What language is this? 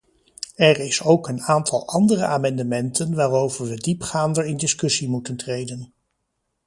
Dutch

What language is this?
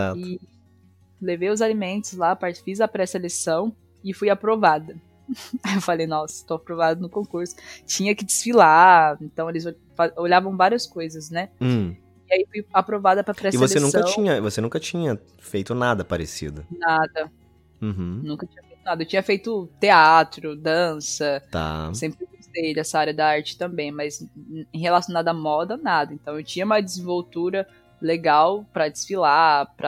Portuguese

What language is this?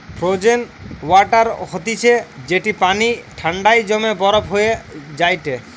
Bangla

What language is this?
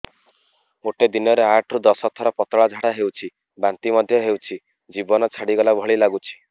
Odia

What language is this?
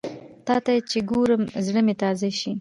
Pashto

